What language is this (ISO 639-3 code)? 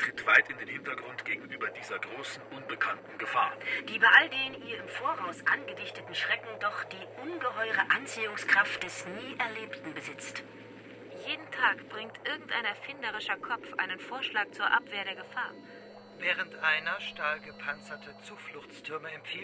deu